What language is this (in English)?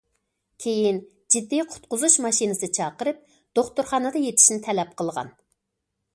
Uyghur